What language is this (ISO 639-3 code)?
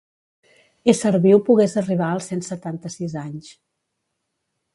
cat